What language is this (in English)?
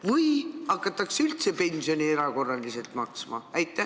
Estonian